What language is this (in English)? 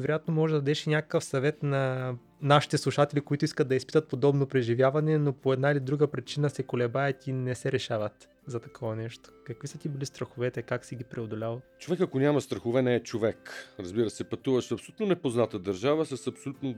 Bulgarian